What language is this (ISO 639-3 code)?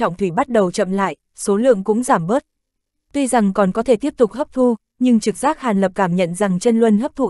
vie